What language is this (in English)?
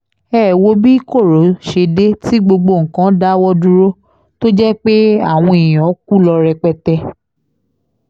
Yoruba